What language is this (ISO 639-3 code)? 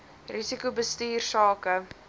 afr